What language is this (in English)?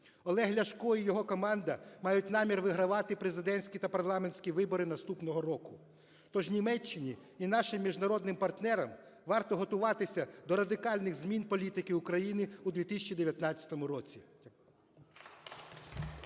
Ukrainian